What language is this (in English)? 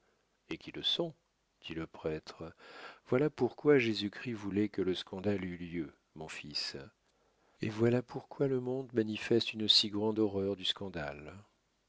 French